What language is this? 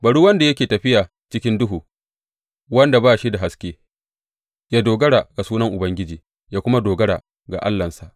Hausa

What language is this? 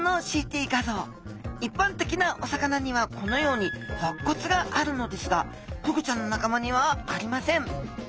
Japanese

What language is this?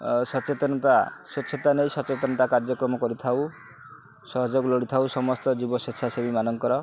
Odia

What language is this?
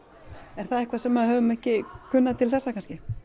Icelandic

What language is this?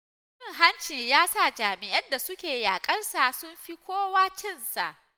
Hausa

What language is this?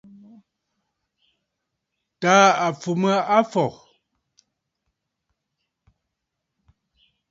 Bafut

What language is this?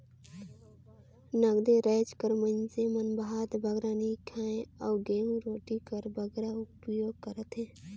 Chhattisgarhi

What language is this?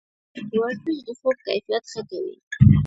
Pashto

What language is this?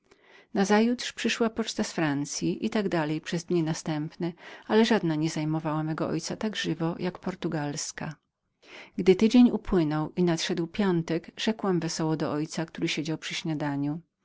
Polish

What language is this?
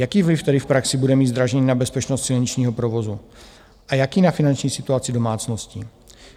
Czech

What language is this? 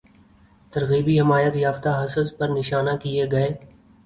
Urdu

